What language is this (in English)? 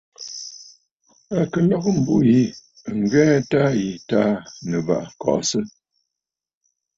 Bafut